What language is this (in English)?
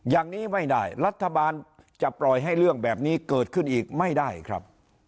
Thai